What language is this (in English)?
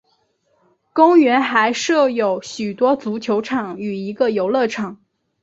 Chinese